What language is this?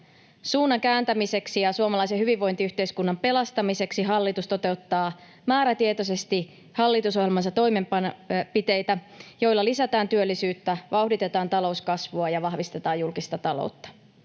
Finnish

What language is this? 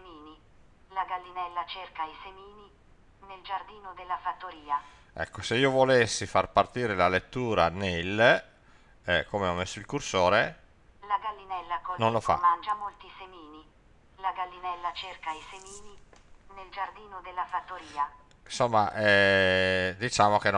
Italian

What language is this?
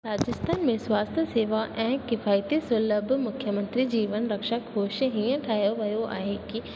Sindhi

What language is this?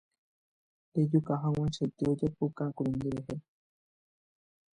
Guarani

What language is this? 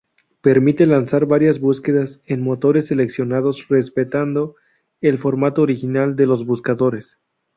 Spanish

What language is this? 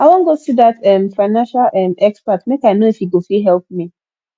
Nigerian Pidgin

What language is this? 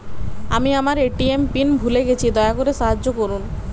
Bangla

